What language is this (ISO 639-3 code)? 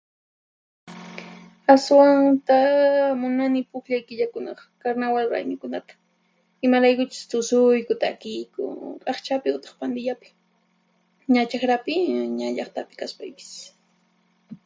qxp